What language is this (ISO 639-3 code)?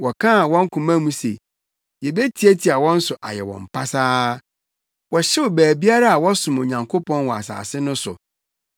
aka